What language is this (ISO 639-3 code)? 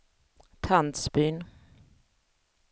swe